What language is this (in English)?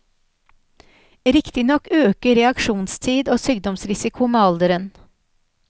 Norwegian